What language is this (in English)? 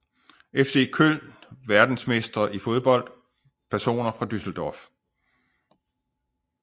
Danish